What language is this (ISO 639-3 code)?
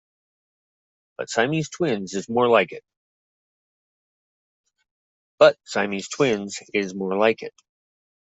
eng